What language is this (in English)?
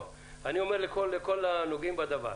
Hebrew